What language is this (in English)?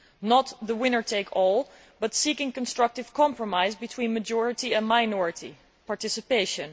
English